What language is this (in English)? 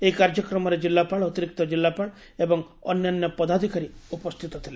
Odia